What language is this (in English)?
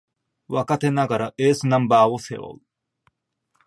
Japanese